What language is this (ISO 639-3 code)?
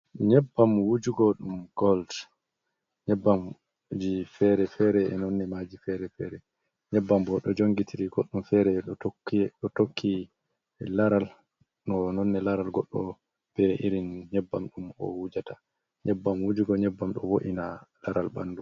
ful